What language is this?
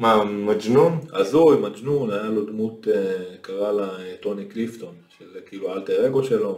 Hebrew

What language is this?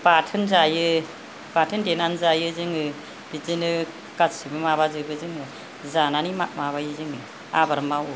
Bodo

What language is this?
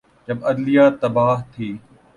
Urdu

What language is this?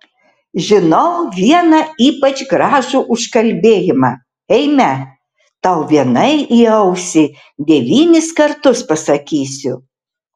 Lithuanian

